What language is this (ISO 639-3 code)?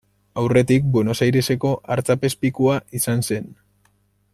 eus